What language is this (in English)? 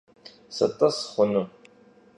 Kabardian